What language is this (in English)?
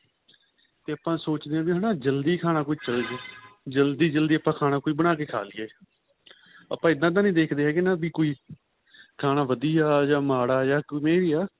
Punjabi